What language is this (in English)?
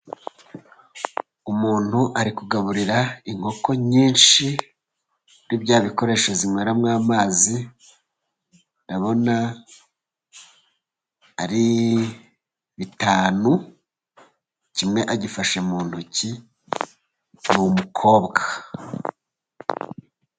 Kinyarwanda